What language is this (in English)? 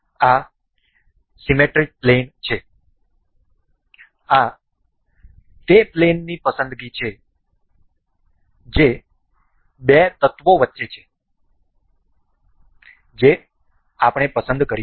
Gujarati